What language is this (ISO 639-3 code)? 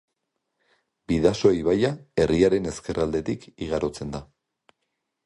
eus